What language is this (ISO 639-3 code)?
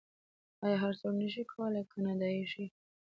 pus